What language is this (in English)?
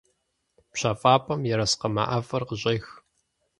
Kabardian